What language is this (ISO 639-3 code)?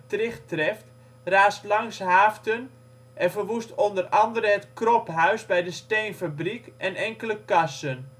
nld